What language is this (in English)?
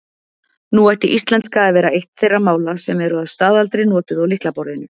Icelandic